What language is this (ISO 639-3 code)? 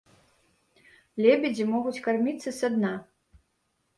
bel